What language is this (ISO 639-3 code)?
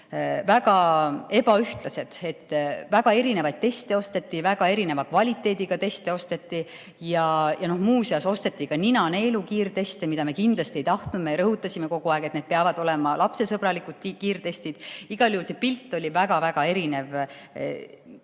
est